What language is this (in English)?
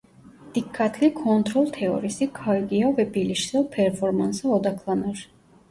Turkish